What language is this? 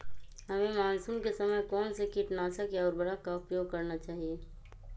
Magahi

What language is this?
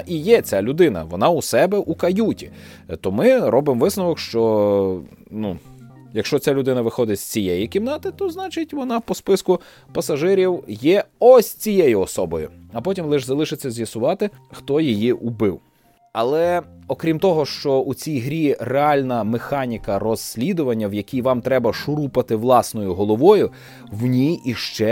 Ukrainian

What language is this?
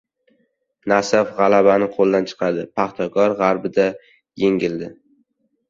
Uzbek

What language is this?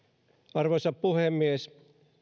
Finnish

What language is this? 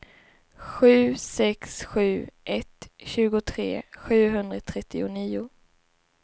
Swedish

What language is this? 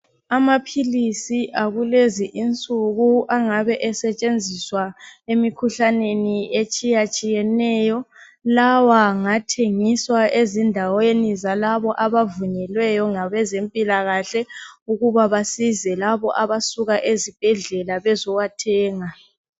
North Ndebele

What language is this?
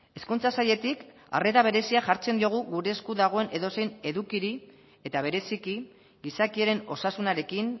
Basque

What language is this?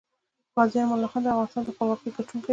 Pashto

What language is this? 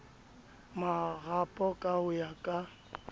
Southern Sotho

